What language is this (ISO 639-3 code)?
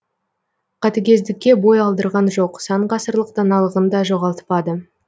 kaz